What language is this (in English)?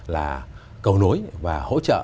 Vietnamese